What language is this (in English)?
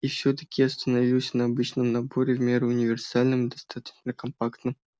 Russian